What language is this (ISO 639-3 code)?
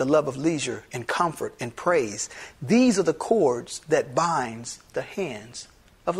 eng